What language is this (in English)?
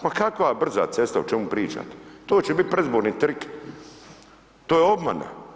Croatian